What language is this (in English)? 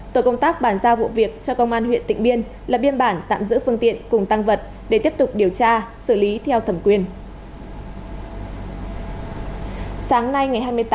Vietnamese